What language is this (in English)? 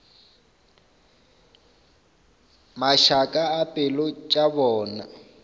Northern Sotho